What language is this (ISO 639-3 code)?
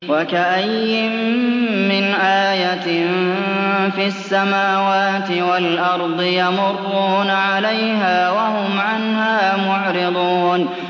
ara